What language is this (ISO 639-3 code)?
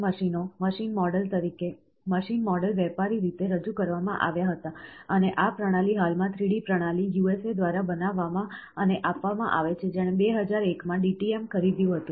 guj